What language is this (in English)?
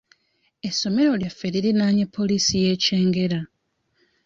Ganda